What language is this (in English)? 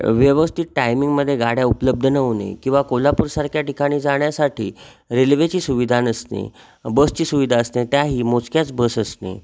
Marathi